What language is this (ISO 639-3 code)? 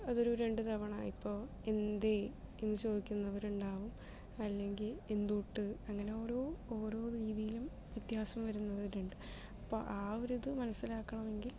mal